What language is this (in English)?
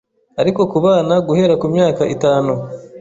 Kinyarwanda